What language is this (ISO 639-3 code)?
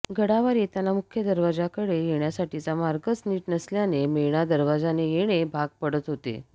mar